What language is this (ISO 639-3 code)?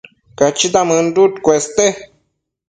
mcf